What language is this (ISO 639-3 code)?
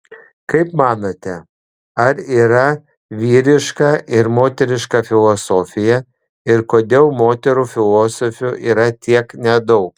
lit